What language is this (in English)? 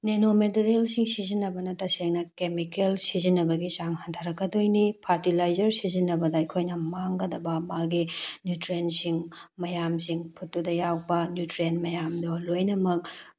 Manipuri